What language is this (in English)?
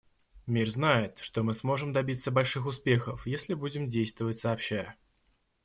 Russian